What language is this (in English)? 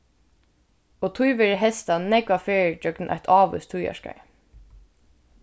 Faroese